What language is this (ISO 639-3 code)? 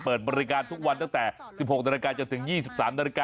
tha